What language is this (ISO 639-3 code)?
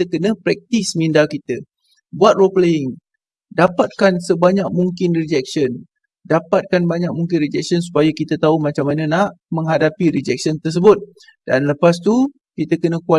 msa